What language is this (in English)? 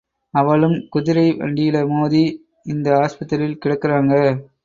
Tamil